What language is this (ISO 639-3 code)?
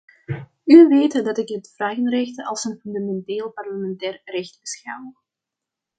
nld